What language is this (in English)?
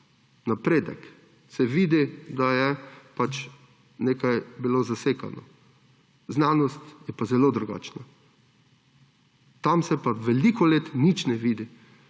Slovenian